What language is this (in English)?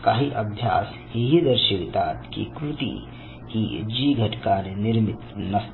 Marathi